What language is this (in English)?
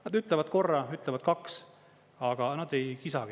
Estonian